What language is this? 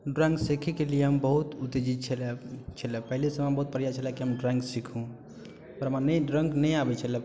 Maithili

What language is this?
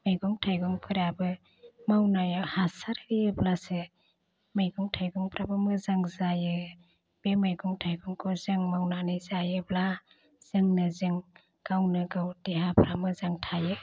Bodo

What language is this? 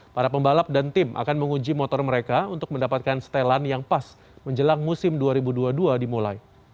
Indonesian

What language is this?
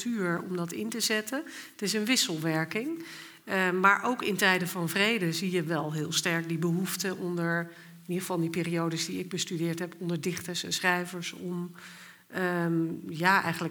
Dutch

